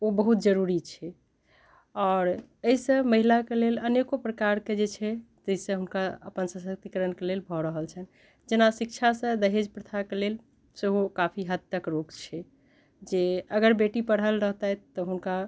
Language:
Maithili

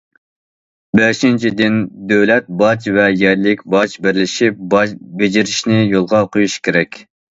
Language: Uyghur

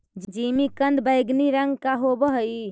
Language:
Magahi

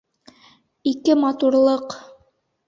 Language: Bashkir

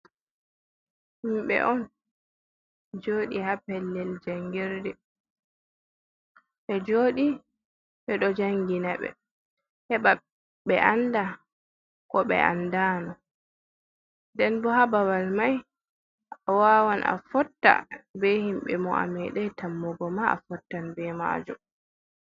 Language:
Fula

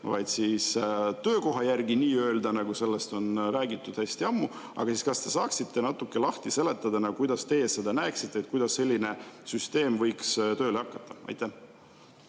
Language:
Estonian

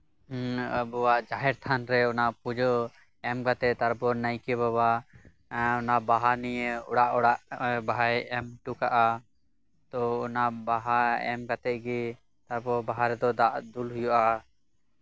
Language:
Santali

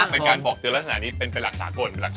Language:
Thai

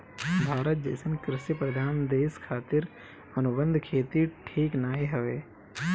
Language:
Bhojpuri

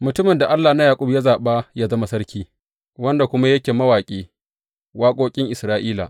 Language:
Hausa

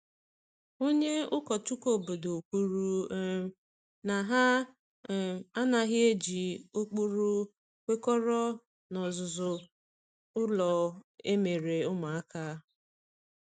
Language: Igbo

